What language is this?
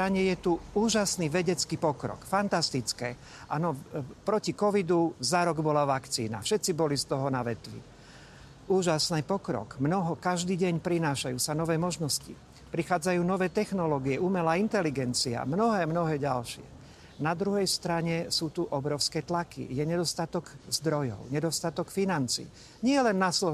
Slovak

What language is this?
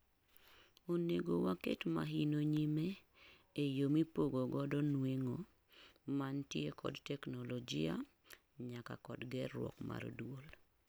Luo (Kenya and Tanzania)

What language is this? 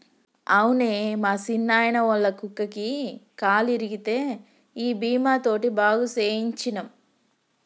Telugu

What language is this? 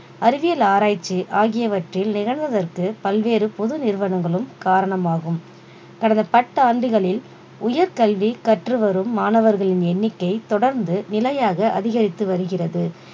Tamil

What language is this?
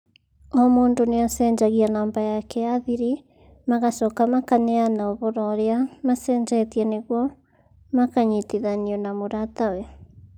Kikuyu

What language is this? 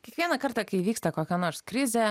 Lithuanian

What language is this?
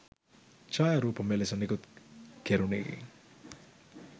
Sinhala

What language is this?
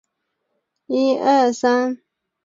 Chinese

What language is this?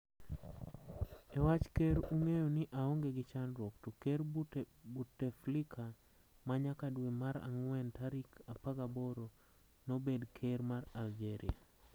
Luo (Kenya and Tanzania)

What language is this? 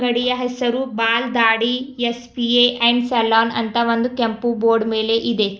Kannada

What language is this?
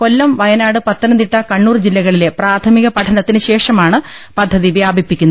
Malayalam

